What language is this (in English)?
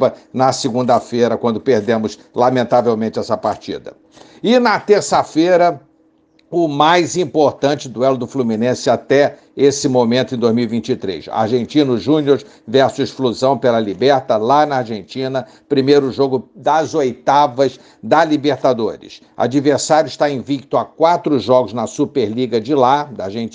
Portuguese